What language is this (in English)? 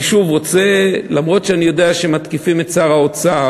Hebrew